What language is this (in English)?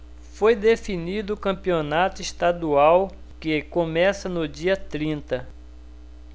Portuguese